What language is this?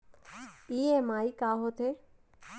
Chhattisgarhi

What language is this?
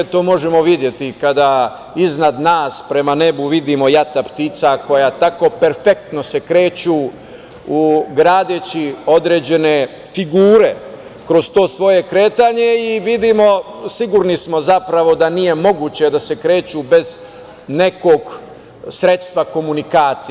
Serbian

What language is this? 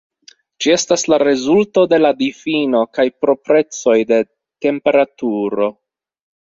Esperanto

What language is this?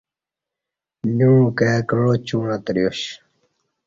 Kati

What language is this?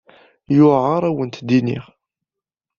Kabyle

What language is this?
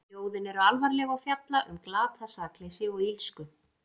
Icelandic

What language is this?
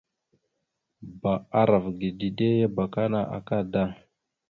Mada (Cameroon)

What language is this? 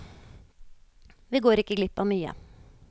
Norwegian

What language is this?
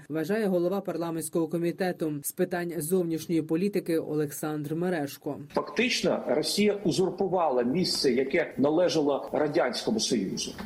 Ukrainian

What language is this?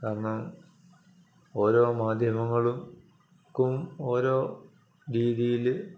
Malayalam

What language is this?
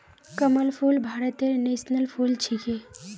Magahi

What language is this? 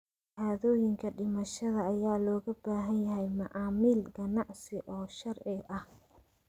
Somali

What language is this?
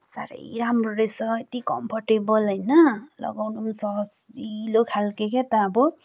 Nepali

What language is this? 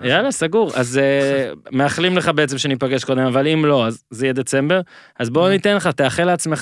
Hebrew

